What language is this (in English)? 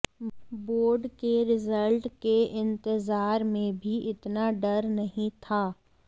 Hindi